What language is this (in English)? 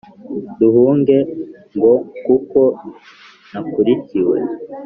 Kinyarwanda